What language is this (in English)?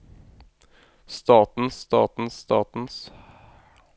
Norwegian